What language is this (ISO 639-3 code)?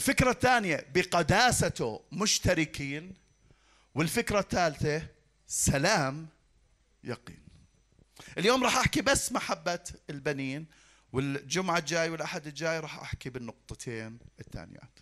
ara